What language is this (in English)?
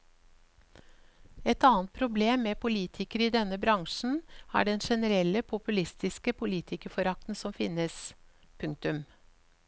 Norwegian